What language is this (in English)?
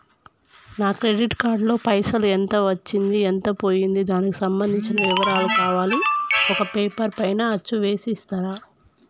Telugu